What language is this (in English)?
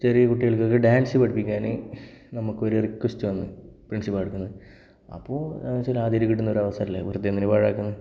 Malayalam